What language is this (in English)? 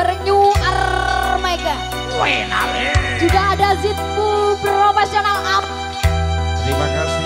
Indonesian